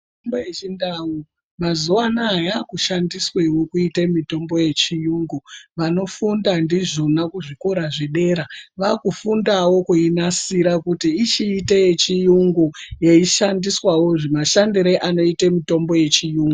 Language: Ndau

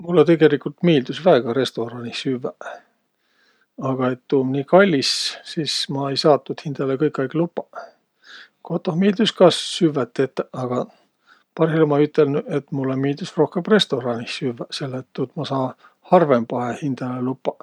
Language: Võro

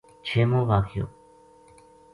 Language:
Gujari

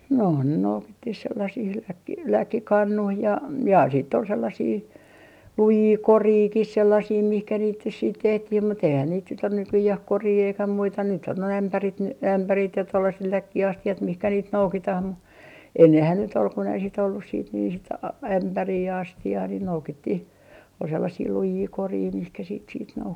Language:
Finnish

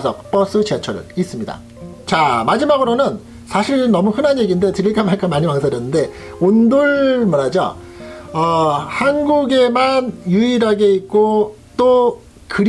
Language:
Korean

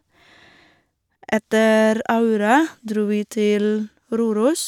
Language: Norwegian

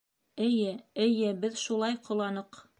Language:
Bashkir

